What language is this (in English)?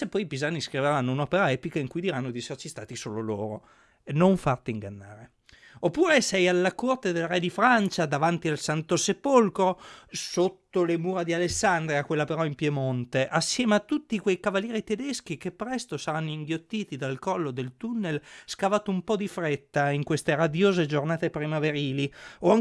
Italian